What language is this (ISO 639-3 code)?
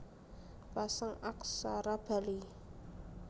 jav